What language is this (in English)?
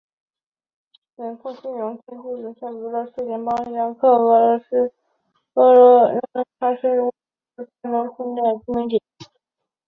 Chinese